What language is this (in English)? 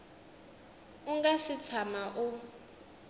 Tsonga